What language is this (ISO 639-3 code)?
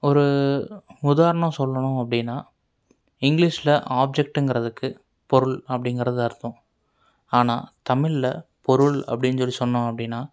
tam